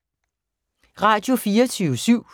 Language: Danish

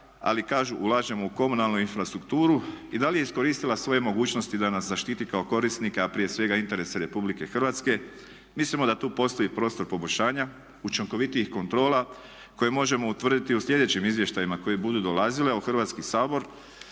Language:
Croatian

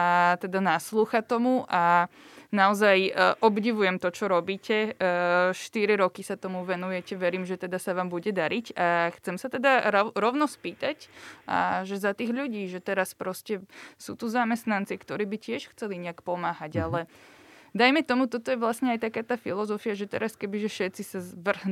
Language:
Slovak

